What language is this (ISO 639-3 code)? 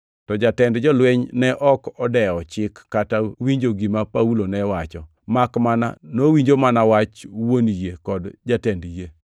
luo